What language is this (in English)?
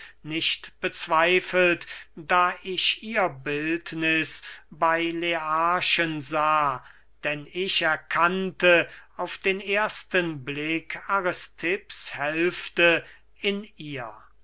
German